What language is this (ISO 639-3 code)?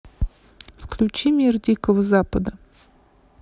rus